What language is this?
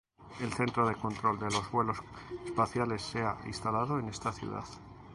Spanish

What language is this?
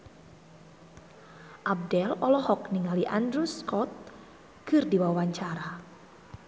Sundanese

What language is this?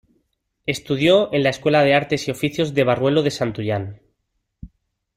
Spanish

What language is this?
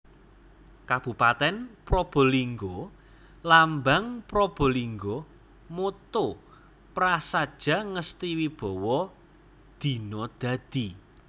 Javanese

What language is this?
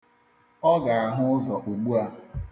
Igbo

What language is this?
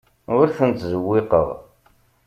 Kabyle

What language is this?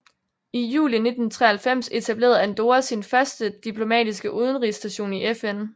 Danish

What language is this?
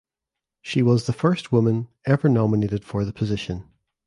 English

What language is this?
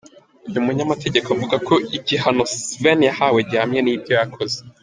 Kinyarwanda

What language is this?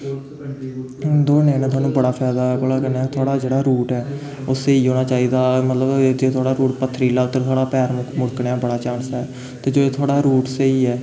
Dogri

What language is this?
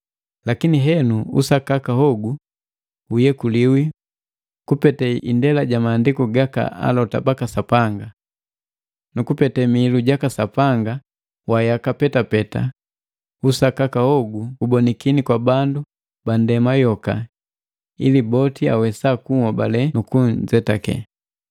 Matengo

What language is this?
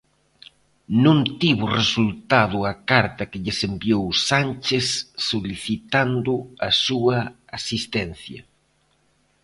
Galician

